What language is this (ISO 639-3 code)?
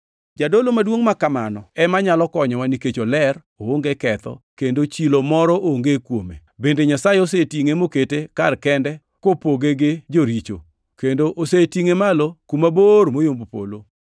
luo